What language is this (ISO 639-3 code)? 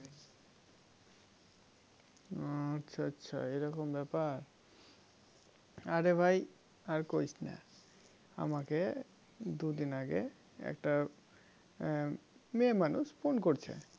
ben